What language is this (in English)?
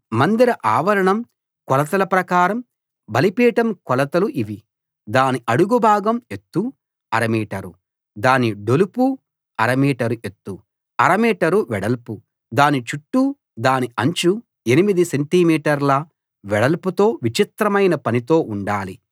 Telugu